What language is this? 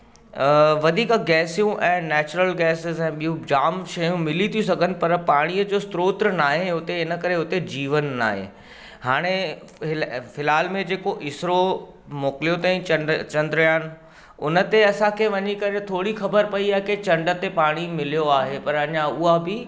Sindhi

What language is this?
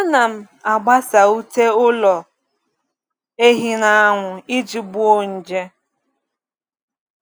Igbo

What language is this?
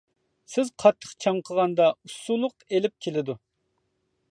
Uyghur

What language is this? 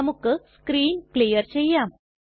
Malayalam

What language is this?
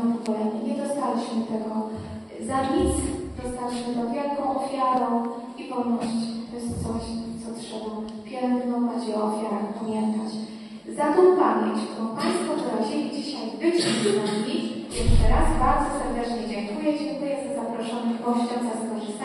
Polish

